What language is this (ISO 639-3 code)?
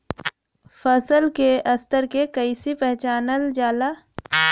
bho